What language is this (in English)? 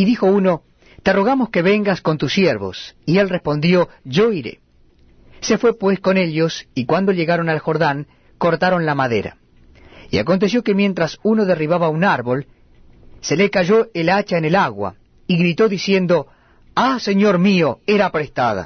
Spanish